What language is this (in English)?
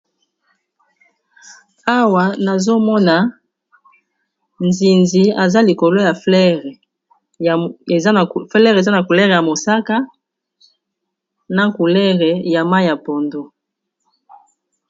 Lingala